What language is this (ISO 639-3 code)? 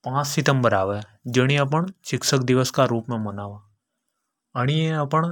hoj